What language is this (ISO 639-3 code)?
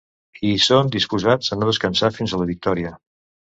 cat